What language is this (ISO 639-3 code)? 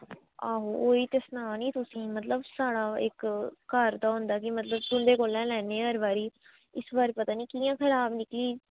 doi